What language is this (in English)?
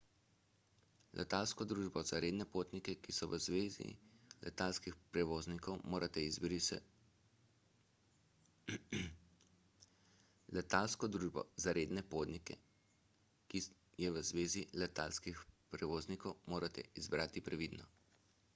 Slovenian